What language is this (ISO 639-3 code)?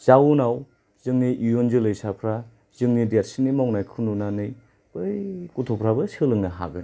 brx